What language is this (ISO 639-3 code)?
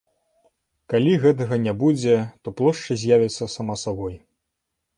bel